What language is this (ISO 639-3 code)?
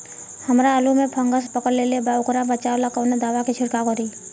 bho